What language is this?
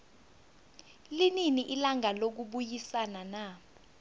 South Ndebele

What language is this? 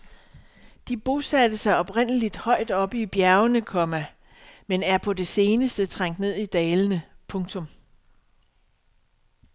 Danish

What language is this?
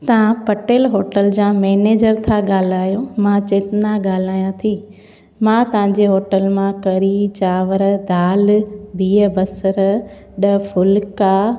Sindhi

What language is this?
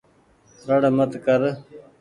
Goaria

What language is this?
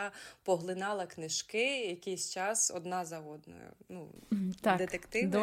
Ukrainian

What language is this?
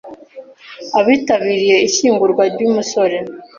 Kinyarwanda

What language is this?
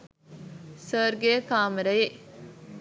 Sinhala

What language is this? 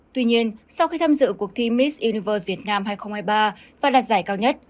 Vietnamese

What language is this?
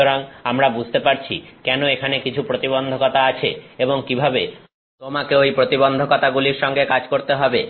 Bangla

